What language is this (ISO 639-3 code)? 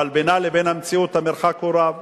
heb